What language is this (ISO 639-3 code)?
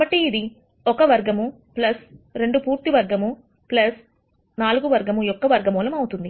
tel